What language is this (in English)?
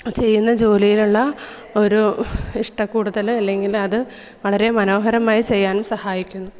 Malayalam